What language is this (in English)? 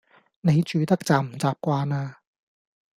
Cantonese